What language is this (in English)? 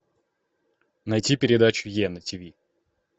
Russian